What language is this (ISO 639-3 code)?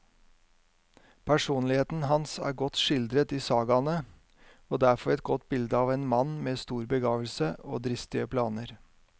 nor